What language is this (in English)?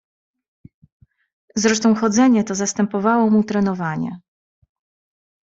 Polish